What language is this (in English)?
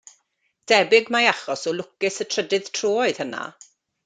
Welsh